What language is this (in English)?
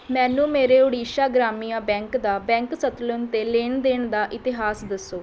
Punjabi